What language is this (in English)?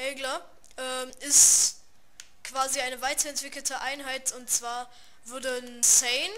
German